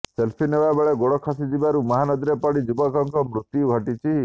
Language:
Odia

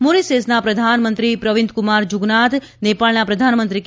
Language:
Gujarati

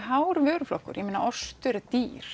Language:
Icelandic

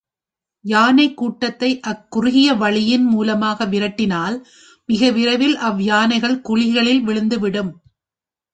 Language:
Tamil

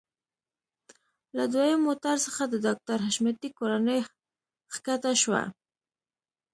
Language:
Pashto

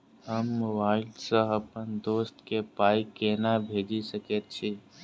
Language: Maithili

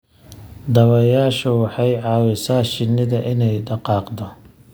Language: Somali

